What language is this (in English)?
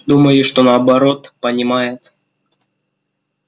Russian